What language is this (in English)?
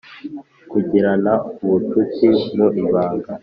Kinyarwanda